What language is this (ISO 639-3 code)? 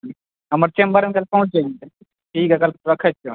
mai